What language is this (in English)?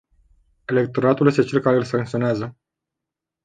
Romanian